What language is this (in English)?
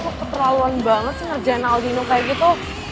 Indonesian